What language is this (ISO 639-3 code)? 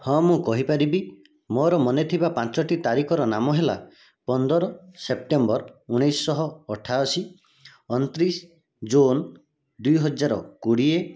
ori